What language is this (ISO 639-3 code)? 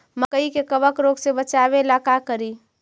mag